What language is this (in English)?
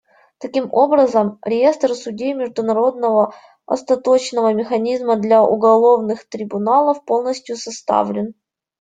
Russian